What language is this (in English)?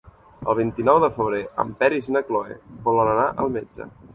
Catalan